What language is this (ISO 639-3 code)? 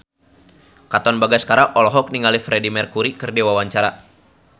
sun